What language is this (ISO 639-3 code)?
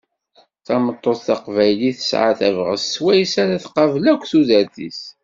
kab